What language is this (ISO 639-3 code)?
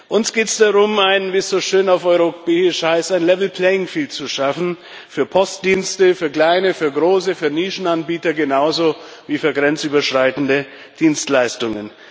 deu